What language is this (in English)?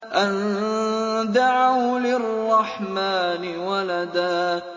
Arabic